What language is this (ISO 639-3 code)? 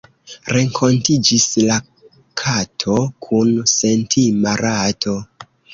epo